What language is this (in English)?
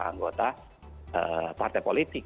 Indonesian